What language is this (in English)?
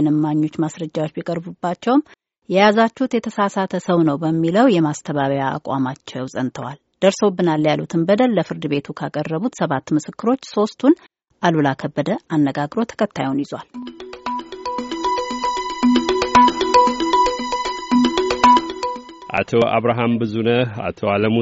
Amharic